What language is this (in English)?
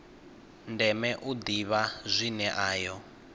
Venda